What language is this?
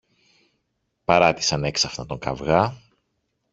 Greek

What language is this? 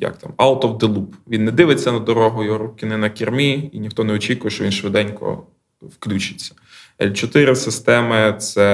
Ukrainian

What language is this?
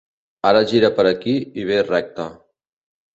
Catalan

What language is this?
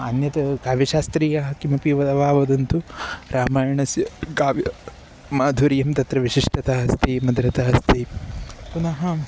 Sanskrit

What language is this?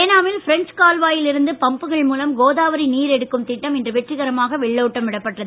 Tamil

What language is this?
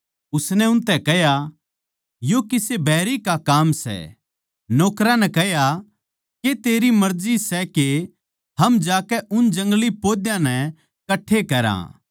Haryanvi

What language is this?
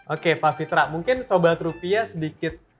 Indonesian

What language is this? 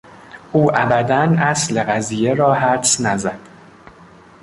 Persian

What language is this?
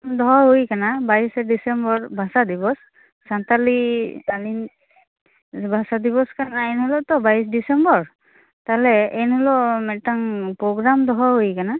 Santali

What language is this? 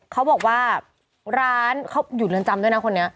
Thai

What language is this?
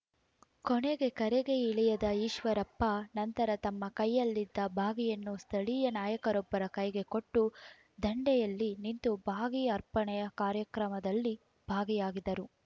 Kannada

